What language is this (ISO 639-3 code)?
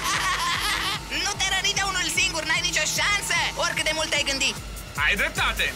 ron